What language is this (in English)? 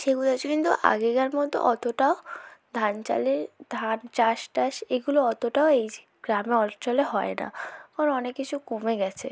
Bangla